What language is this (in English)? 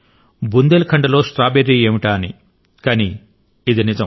Telugu